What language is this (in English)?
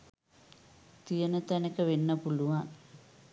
Sinhala